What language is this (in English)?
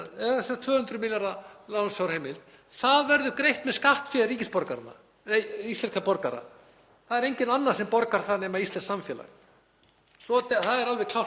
Icelandic